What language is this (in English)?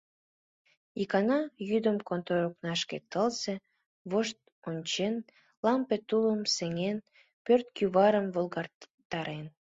Mari